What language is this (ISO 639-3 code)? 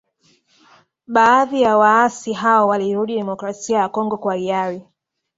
swa